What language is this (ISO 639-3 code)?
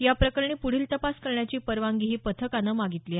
mar